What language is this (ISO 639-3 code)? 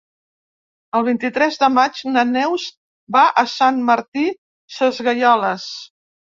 cat